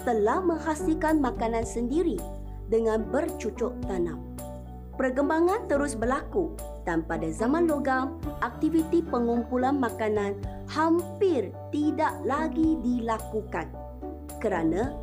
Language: Malay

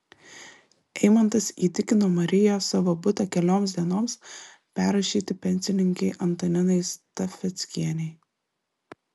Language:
Lithuanian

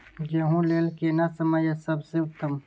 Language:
Maithili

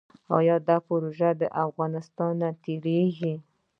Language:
Pashto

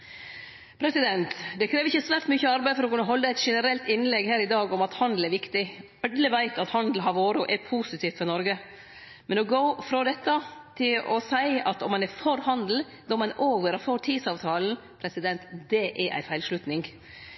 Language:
Norwegian Nynorsk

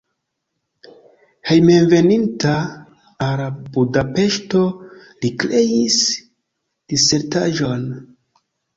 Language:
Esperanto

